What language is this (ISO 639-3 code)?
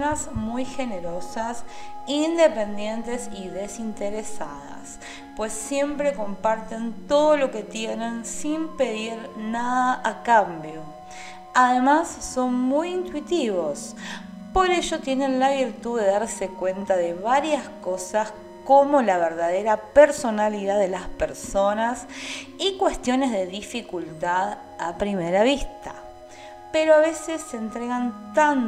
spa